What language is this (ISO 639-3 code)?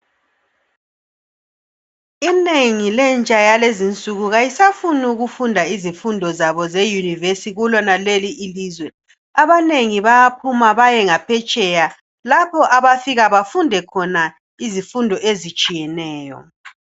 nde